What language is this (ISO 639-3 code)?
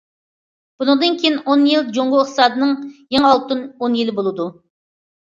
uig